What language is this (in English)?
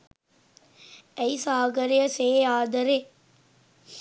Sinhala